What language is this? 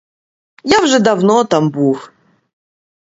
Ukrainian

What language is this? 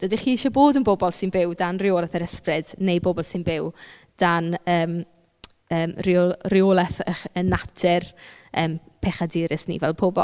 Welsh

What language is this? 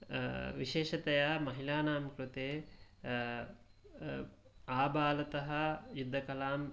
Sanskrit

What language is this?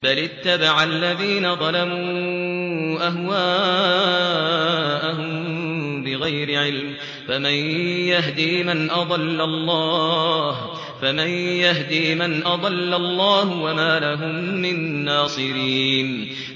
Arabic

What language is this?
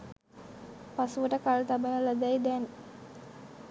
Sinhala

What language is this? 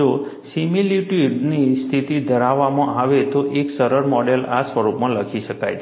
Gujarati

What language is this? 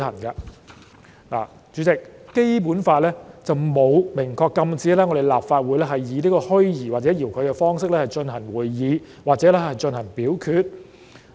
Cantonese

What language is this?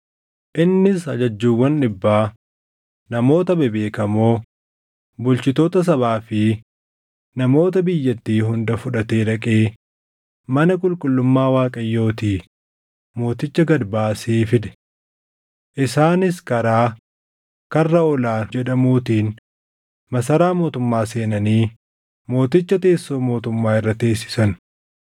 Oromo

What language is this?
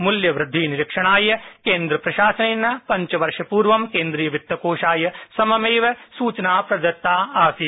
Sanskrit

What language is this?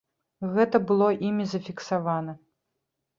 Belarusian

